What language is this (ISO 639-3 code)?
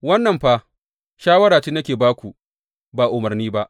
hau